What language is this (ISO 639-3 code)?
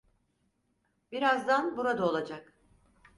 tur